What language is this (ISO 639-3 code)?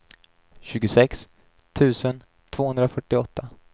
swe